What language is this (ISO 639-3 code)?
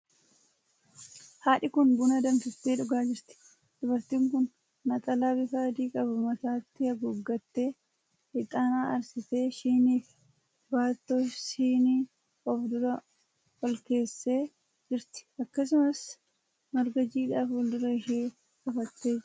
orm